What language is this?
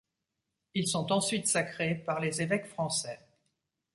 French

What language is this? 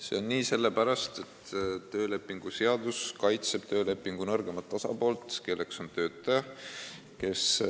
Estonian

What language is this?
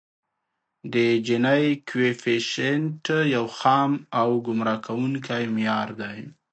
Pashto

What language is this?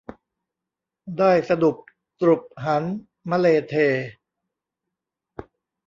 Thai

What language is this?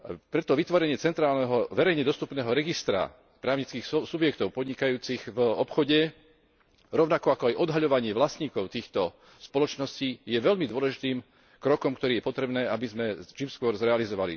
Slovak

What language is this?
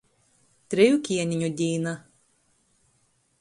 Latgalian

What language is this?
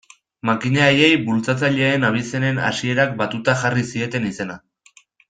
Basque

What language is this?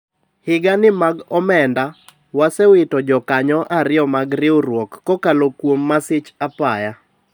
Luo (Kenya and Tanzania)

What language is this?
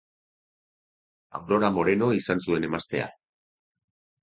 Basque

